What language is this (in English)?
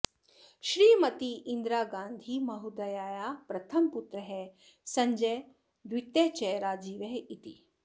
Sanskrit